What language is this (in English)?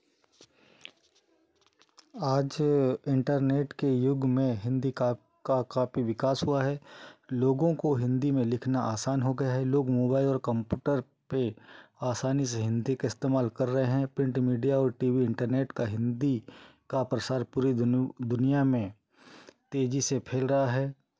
Hindi